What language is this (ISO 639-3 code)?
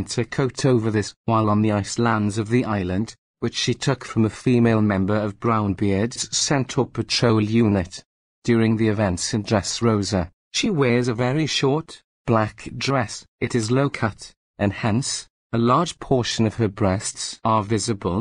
eng